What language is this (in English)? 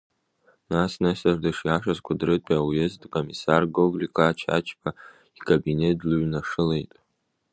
Abkhazian